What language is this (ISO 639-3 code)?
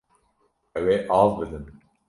kur